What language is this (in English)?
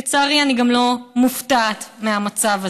Hebrew